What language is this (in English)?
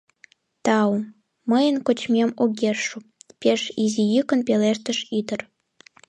Mari